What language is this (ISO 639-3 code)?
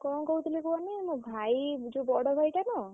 ori